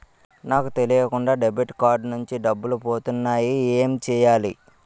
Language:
Telugu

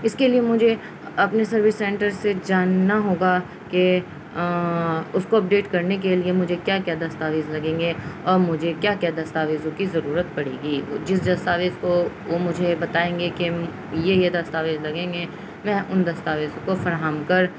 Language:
Urdu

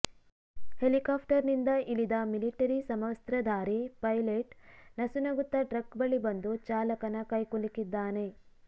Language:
Kannada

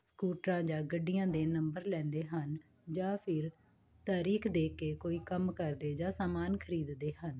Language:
Punjabi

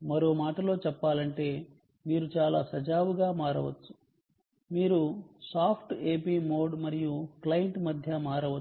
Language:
Telugu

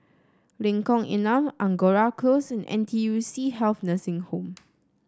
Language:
English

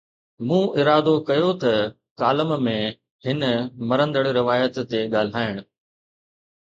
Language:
Sindhi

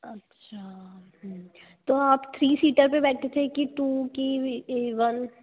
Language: Hindi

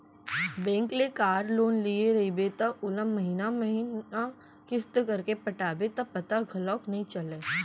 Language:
Chhattisgarhi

